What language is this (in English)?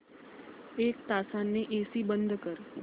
Marathi